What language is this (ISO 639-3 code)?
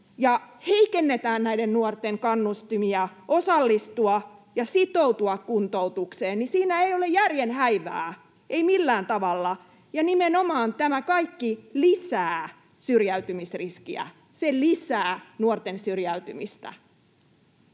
fin